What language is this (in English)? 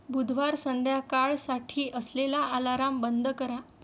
Marathi